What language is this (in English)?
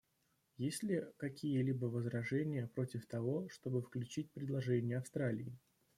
Russian